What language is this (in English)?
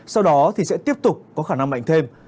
Vietnamese